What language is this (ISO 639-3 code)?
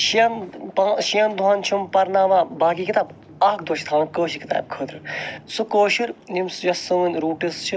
kas